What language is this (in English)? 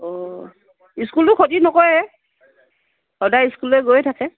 Assamese